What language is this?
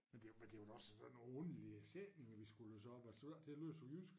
Danish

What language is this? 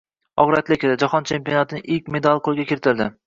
Uzbek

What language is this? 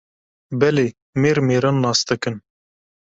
Kurdish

